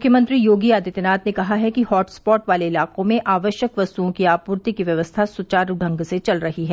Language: Hindi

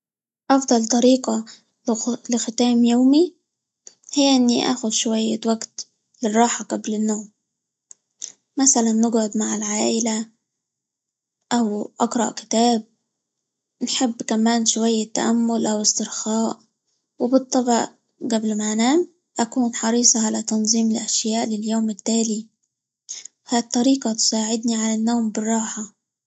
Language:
Libyan Arabic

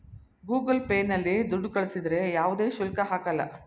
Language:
Kannada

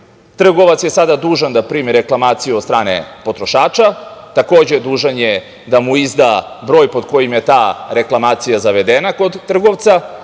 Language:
Serbian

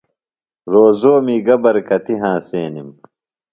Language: Phalura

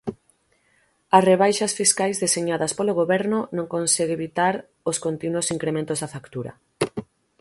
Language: Galician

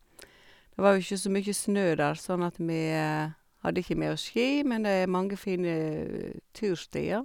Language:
Norwegian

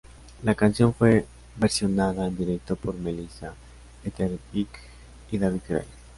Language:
Spanish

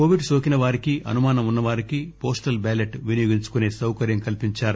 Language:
Telugu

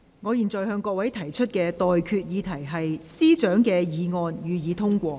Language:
Cantonese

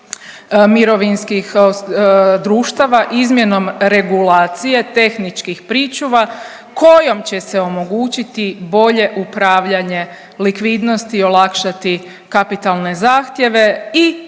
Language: Croatian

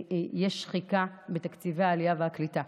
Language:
Hebrew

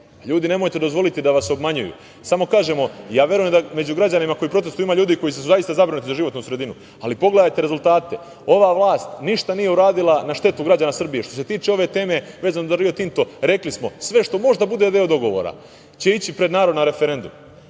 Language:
Serbian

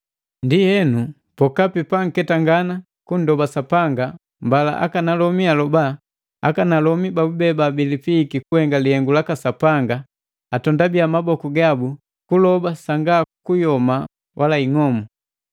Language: Matengo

